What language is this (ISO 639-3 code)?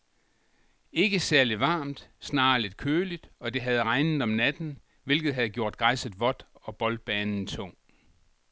dan